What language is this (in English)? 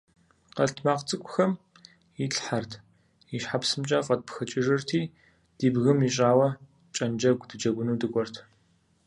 Kabardian